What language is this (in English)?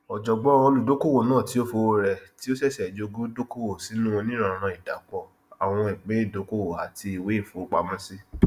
Yoruba